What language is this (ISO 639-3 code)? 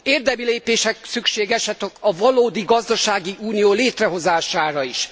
hun